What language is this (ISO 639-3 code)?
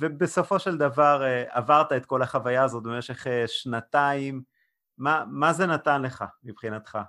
heb